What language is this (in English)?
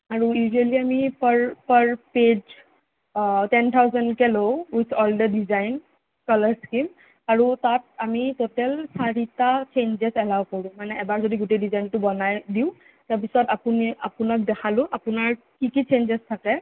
Assamese